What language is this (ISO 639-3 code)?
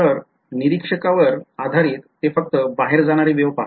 mar